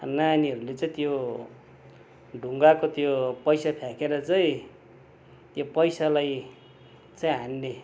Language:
Nepali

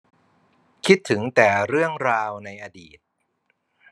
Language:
Thai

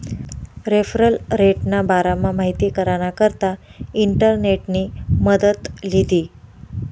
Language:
Marathi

